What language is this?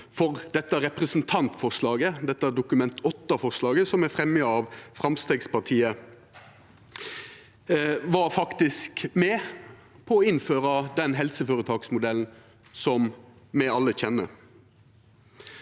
Norwegian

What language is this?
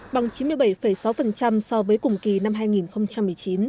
Vietnamese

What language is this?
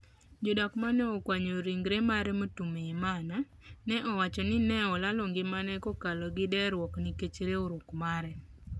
Luo (Kenya and Tanzania)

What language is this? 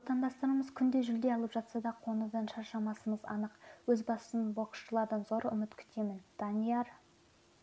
Kazakh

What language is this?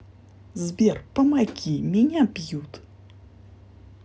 Russian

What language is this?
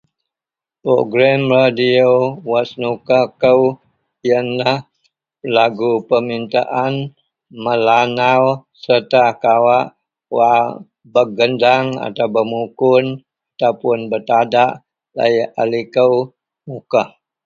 Central Melanau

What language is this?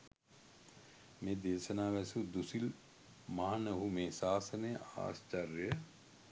Sinhala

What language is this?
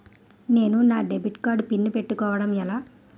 Telugu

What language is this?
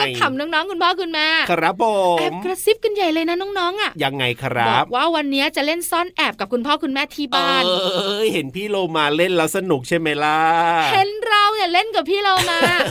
Thai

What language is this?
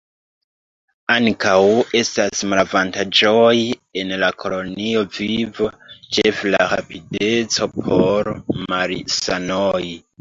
Esperanto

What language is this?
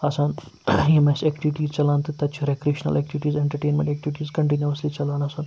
Kashmiri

